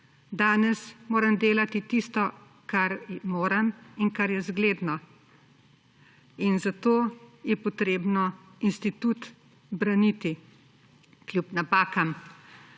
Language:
Slovenian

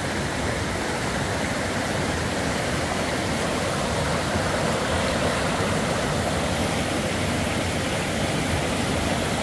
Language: Arabic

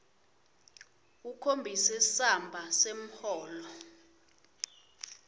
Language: Swati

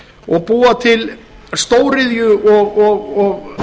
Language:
Icelandic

